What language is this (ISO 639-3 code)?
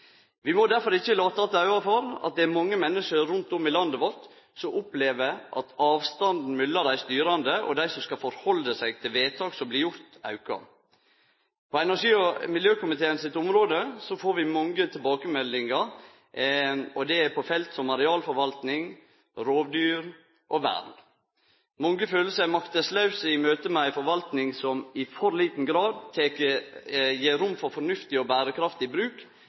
nno